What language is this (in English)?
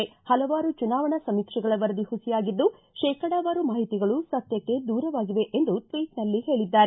Kannada